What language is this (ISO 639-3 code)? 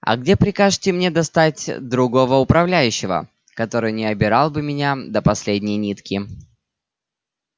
rus